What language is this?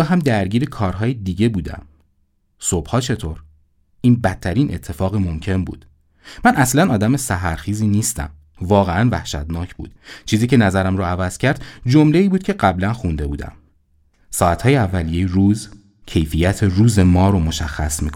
Persian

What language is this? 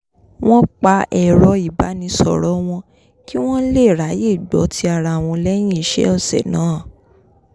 Yoruba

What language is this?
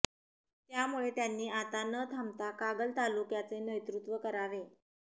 Marathi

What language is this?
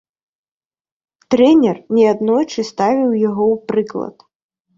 Belarusian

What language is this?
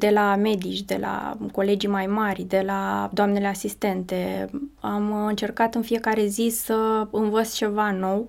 Romanian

